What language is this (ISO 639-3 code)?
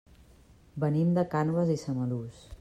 cat